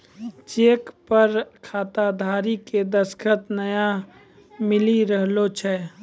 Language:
Maithili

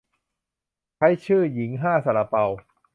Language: Thai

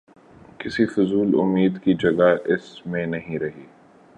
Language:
Urdu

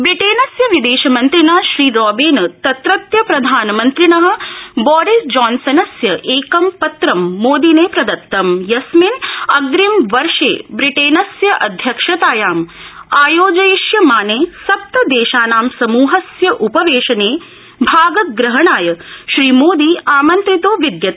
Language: Sanskrit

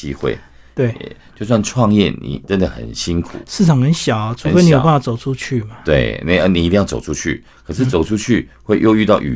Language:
Chinese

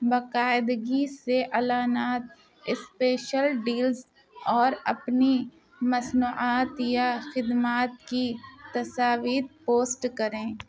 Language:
Urdu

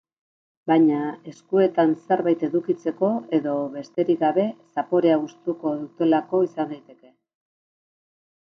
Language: Basque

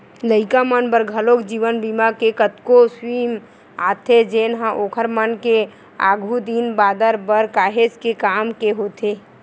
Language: Chhattisgarhi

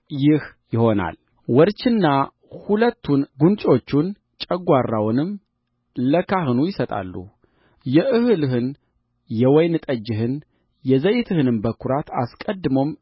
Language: Amharic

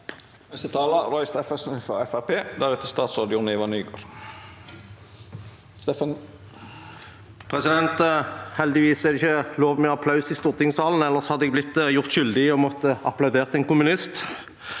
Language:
Norwegian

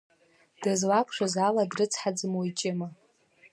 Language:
Abkhazian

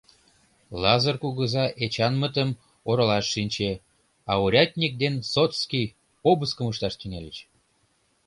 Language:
Mari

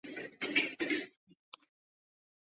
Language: Chinese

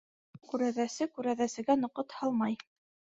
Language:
Bashkir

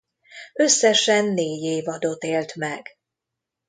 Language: Hungarian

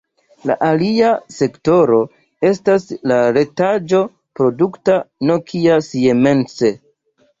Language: Esperanto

